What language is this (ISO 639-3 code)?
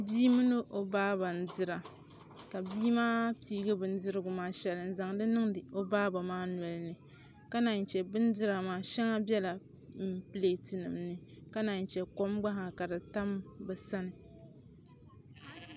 dag